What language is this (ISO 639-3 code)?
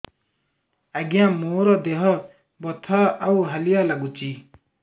ori